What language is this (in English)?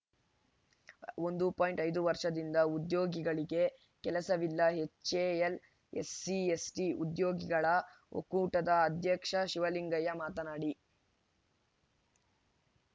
Kannada